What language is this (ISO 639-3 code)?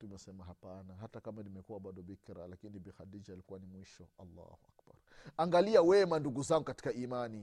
swa